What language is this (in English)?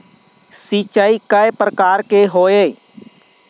Chhattisgarhi